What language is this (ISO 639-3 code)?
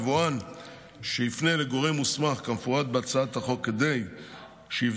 heb